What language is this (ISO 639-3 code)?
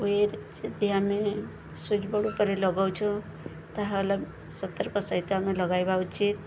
ori